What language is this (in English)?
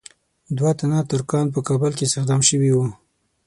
Pashto